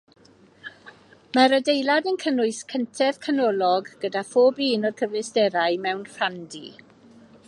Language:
Welsh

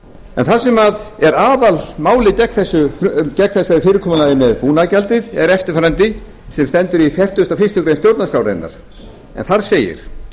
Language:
Icelandic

